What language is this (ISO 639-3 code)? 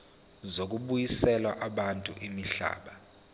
zul